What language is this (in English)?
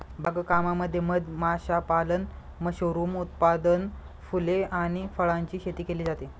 Marathi